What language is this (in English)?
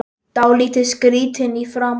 Icelandic